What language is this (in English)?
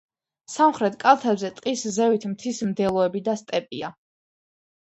Georgian